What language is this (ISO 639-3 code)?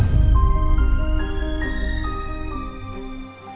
ind